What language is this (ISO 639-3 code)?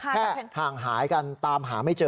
tha